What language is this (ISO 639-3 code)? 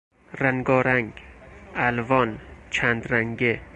fas